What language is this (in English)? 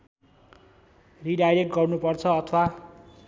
Nepali